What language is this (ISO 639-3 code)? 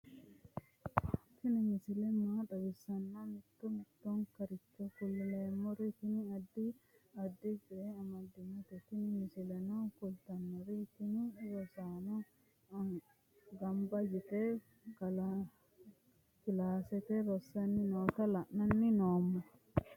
sid